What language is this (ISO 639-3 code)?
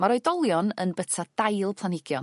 cym